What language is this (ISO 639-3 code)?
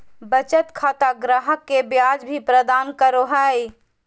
mag